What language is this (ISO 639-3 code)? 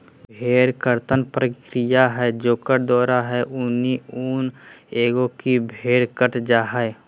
mag